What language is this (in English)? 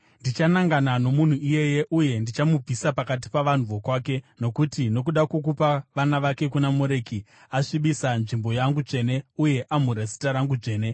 Shona